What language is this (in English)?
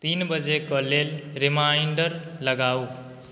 Maithili